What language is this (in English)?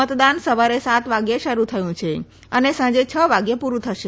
Gujarati